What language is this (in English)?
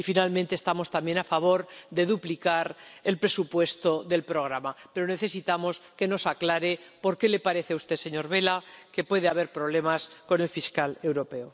Spanish